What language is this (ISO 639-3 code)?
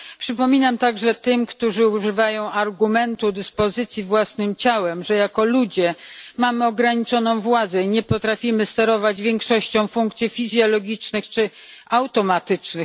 pol